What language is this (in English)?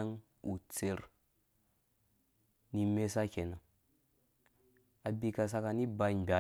Dũya